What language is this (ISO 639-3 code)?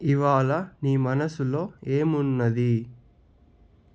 tel